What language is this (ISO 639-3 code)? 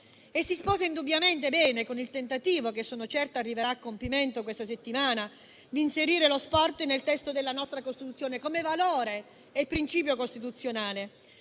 ita